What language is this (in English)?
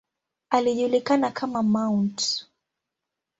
Swahili